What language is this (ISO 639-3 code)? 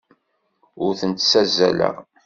kab